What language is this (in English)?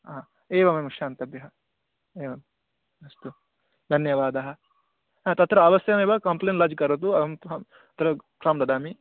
Sanskrit